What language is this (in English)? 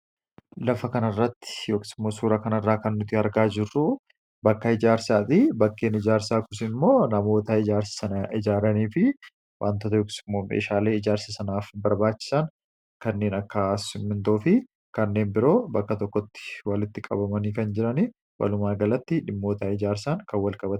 Oromo